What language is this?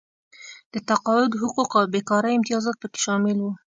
Pashto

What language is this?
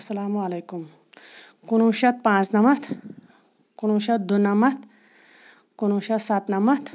Kashmiri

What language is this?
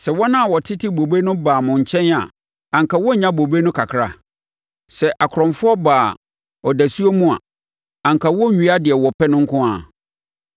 Akan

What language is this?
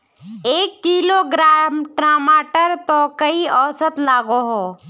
Magahi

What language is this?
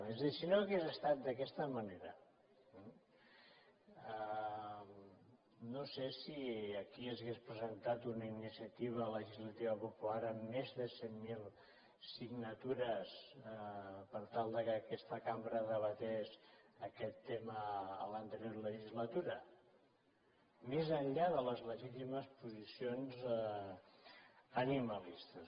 Catalan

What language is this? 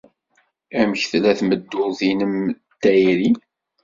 Kabyle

